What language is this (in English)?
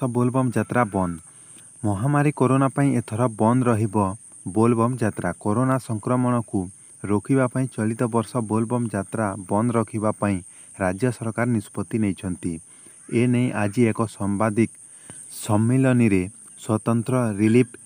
Hindi